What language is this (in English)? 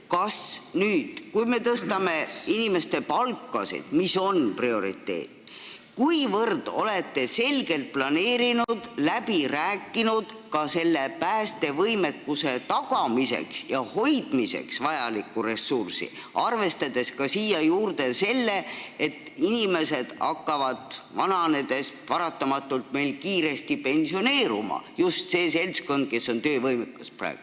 Estonian